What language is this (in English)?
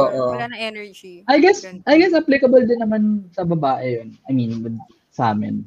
Filipino